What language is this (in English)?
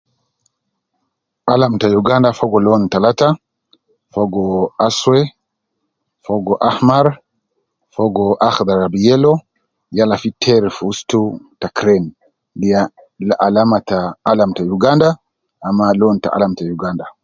Nubi